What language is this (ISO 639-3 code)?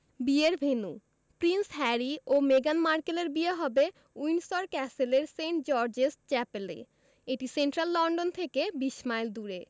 ben